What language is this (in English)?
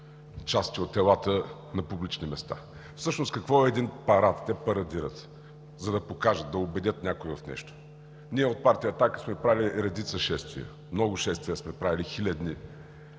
Bulgarian